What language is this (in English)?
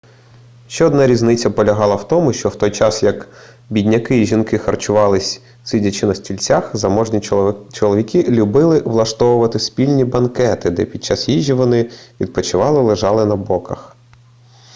Ukrainian